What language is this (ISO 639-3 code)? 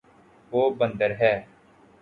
urd